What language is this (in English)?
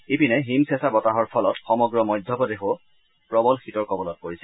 Assamese